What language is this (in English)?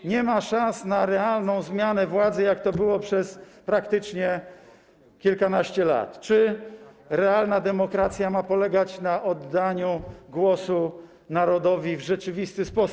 Polish